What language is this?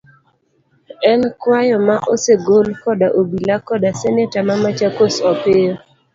Luo (Kenya and Tanzania)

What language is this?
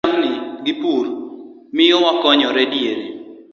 Luo (Kenya and Tanzania)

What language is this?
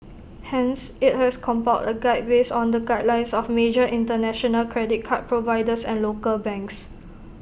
English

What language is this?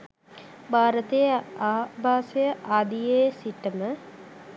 Sinhala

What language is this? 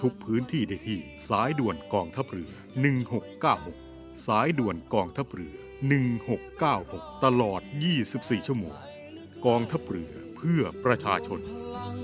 Thai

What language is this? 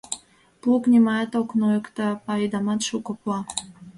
Mari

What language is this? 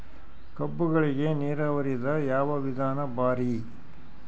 Kannada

